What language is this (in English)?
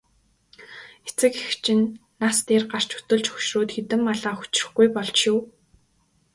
Mongolian